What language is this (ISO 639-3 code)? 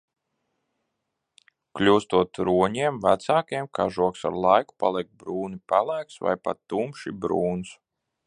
lav